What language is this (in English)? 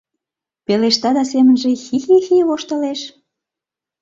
Mari